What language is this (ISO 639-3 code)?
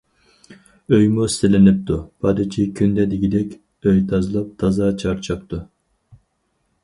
uig